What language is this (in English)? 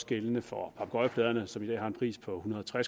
Danish